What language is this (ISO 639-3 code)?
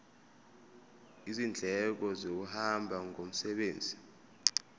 zul